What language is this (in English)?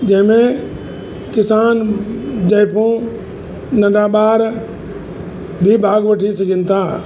Sindhi